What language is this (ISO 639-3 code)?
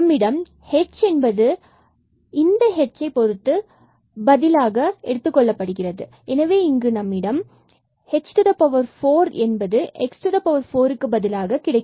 tam